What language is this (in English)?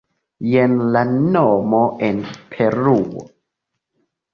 Esperanto